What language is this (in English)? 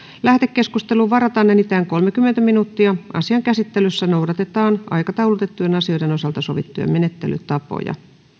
Finnish